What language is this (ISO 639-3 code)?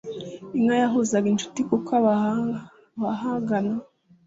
kin